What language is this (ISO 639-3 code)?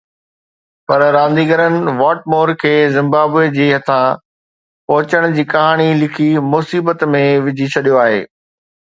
snd